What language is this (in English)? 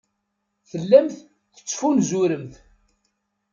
Kabyle